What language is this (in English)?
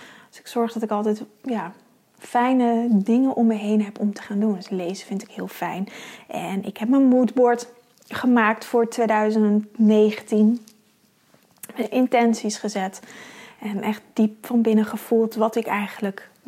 Dutch